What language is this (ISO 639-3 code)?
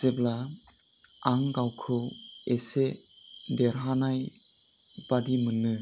brx